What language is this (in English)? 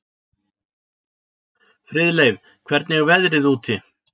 Icelandic